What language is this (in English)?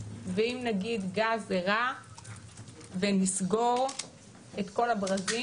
Hebrew